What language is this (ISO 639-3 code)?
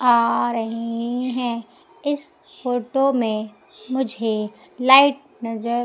hin